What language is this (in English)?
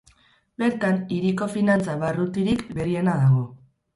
Basque